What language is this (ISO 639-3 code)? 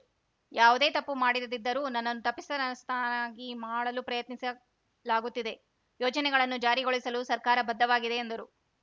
kan